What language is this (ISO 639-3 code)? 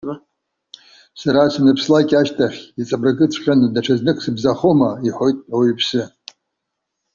abk